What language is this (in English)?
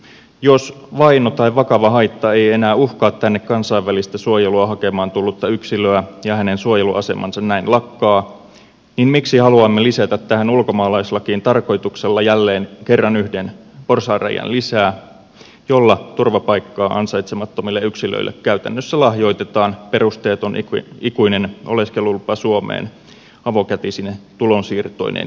Finnish